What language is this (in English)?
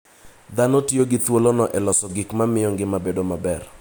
Luo (Kenya and Tanzania)